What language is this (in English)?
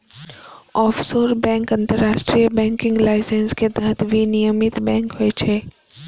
Maithili